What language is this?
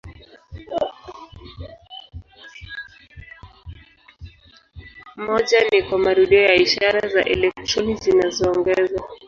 Swahili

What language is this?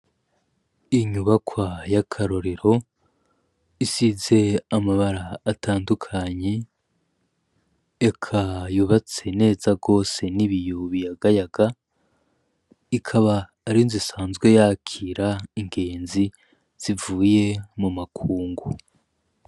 Rundi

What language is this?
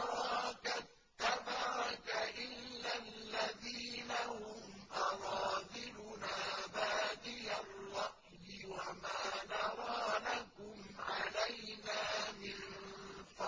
Arabic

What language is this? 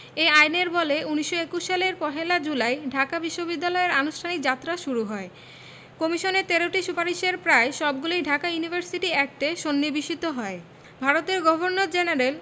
Bangla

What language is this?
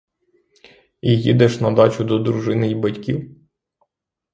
Ukrainian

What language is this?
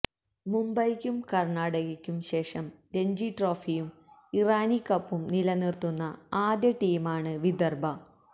Malayalam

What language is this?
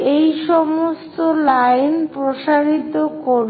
Bangla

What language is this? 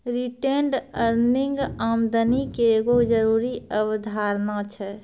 Maithili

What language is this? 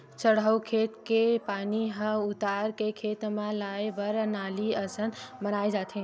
Chhattisgarhi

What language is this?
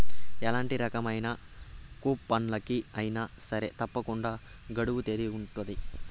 Telugu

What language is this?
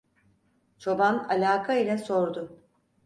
Turkish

